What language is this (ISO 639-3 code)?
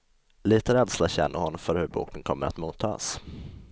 swe